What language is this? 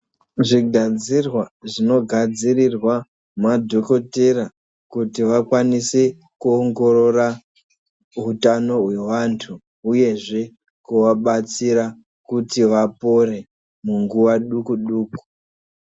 Ndau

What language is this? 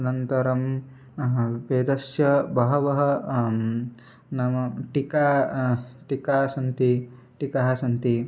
Sanskrit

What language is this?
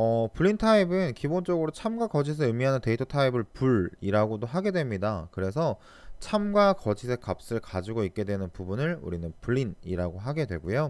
Korean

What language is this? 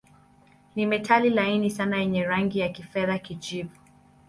Swahili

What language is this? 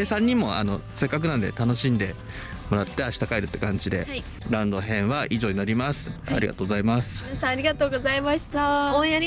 Japanese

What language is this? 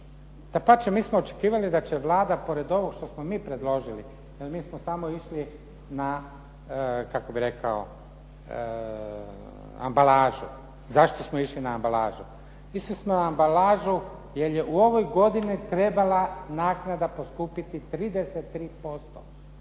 Croatian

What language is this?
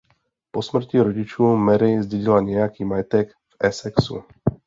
Czech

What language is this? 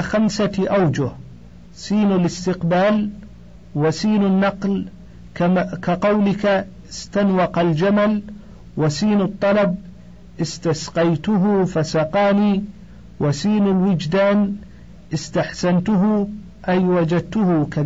Arabic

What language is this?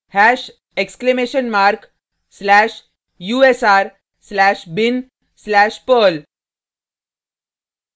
Hindi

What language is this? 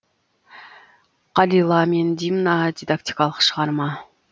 Kazakh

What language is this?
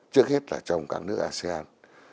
Vietnamese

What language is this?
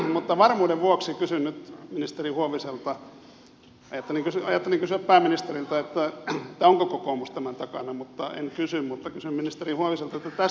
Finnish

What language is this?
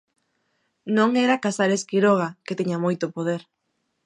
Galician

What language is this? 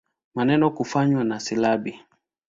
Swahili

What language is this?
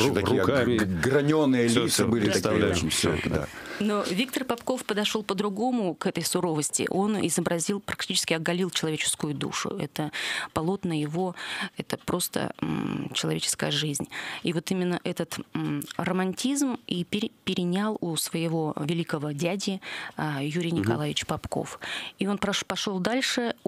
Russian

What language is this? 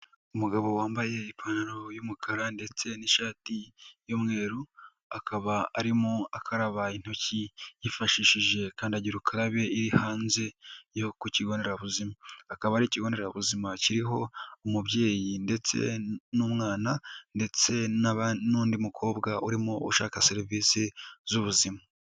Kinyarwanda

